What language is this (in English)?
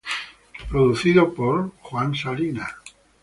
Spanish